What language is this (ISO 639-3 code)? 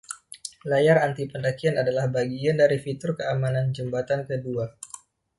ind